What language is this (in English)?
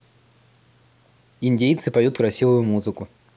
Russian